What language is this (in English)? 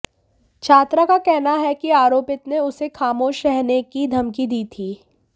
Hindi